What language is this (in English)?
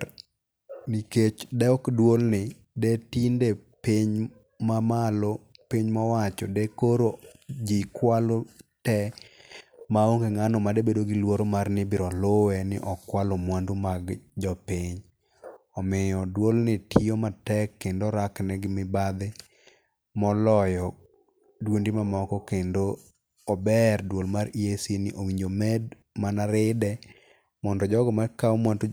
Luo (Kenya and Tanzania)